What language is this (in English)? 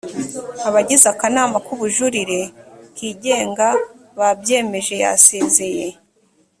Kinyarwanda